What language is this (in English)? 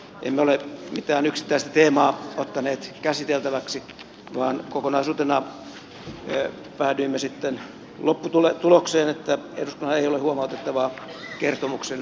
Finnish